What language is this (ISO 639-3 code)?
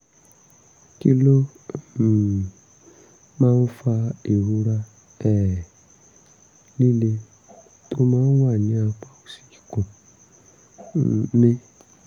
yor